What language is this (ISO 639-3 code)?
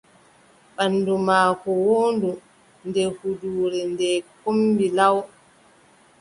fub